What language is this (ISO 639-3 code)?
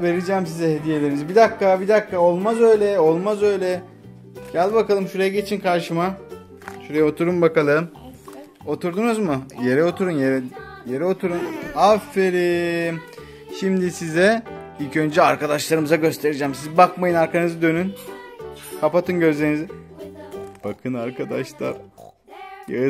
tur